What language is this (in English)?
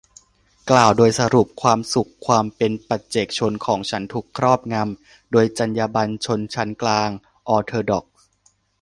Thai